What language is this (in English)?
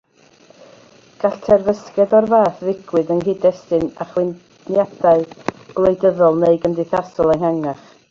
Welsh